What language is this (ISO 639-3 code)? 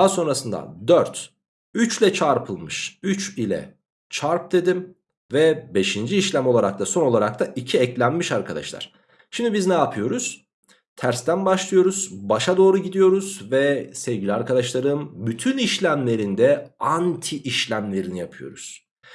tur